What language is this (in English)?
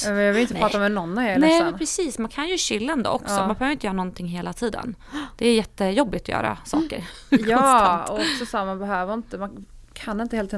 Swedish